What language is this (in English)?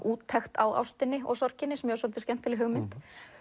Icelandic